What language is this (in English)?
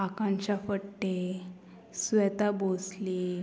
Konkani